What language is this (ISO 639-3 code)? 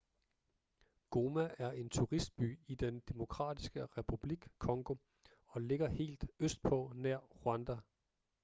dan